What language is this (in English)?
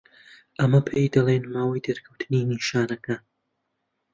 Central Kurdish